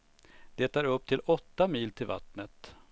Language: Swedish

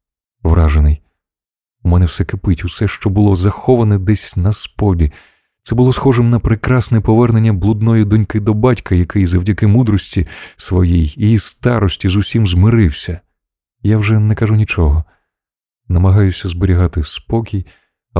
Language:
Ukrainian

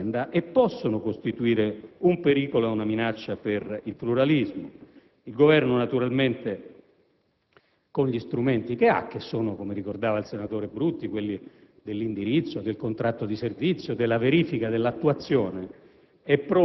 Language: Italian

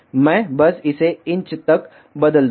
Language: Hindi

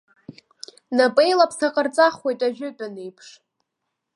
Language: Abkhazian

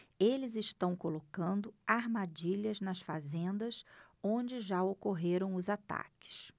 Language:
Portuguese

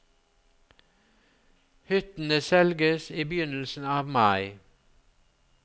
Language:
Norwegian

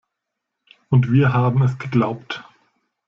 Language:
German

